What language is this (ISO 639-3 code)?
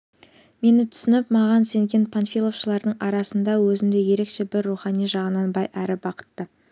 kaz